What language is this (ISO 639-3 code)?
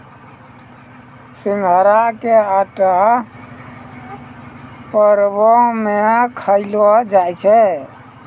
mai